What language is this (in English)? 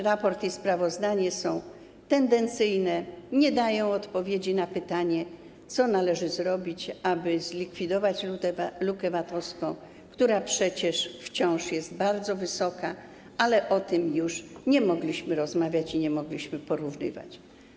Polish